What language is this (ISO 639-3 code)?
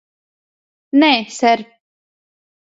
lav